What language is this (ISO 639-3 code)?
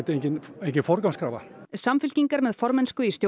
isl